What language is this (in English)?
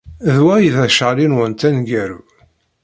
Kabyle